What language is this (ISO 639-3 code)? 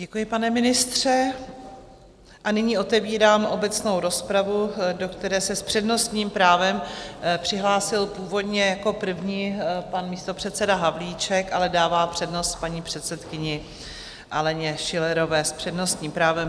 ces